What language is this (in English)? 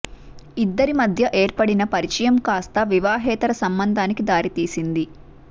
Telugu